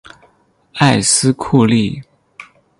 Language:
Chinese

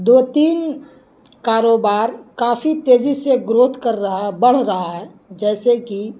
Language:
Urdu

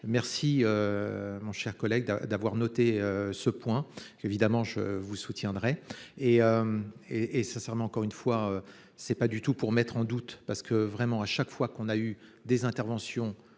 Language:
French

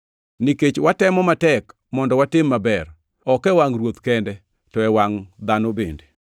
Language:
Luo (Kenya and Tanzania)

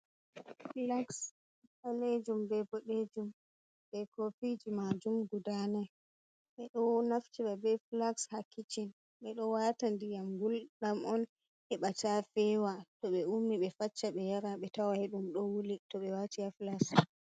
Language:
Fula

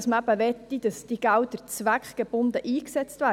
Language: Swiss German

